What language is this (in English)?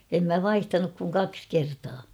Finnish